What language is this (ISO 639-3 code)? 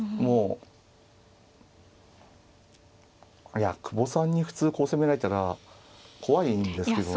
jpn